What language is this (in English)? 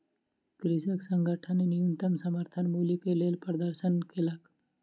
Maithili